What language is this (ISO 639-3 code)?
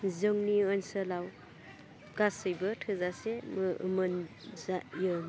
brx